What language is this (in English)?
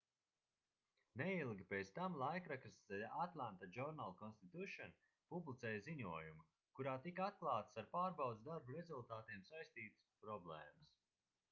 Latvian